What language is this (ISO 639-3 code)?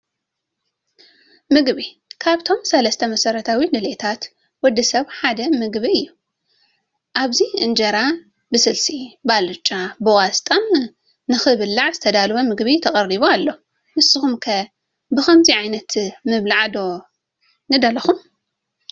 tir